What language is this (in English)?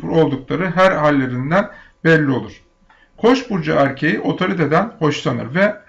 Turkish